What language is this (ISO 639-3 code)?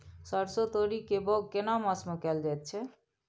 mai